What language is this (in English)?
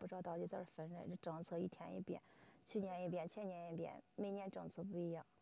Chinese